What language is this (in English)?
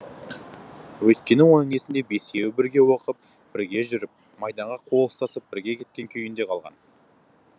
Kazakh